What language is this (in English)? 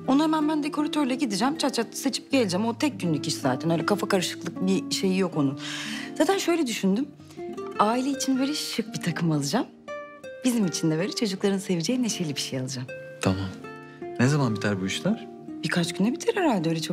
Turkish